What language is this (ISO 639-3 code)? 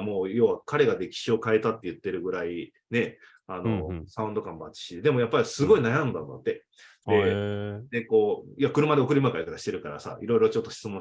jpn